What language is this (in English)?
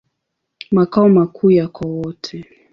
Swahili